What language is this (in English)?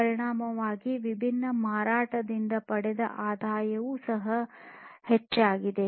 Kannada